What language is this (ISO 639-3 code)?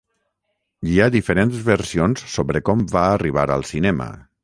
cat